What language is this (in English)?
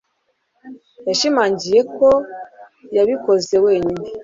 Kinyarwanda